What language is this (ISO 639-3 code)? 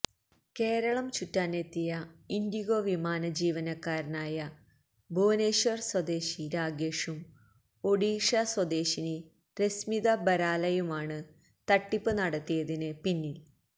mal